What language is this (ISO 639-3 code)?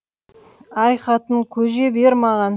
kaz